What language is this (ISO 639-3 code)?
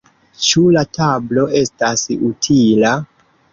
epo